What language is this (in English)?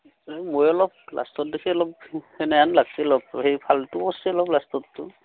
Assamese